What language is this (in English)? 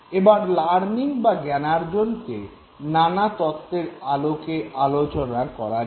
Bangla